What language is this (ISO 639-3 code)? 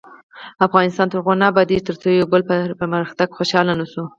pus